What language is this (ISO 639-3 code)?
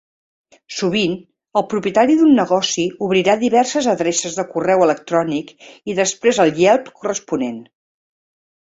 cat